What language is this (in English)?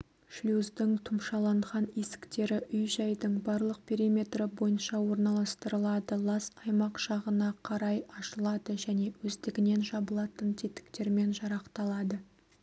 Kazakh